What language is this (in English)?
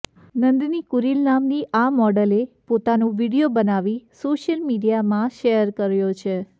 Gujarati